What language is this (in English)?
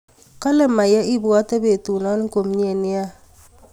Kalenjin